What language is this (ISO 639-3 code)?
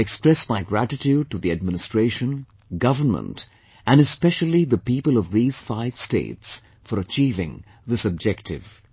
eng